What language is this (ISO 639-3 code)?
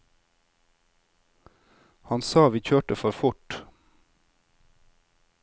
nor